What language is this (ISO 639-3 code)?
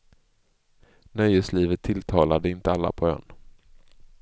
swe